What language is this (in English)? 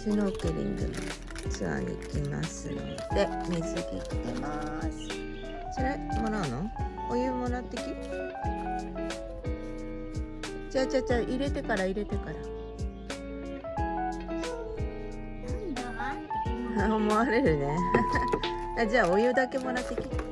Japanese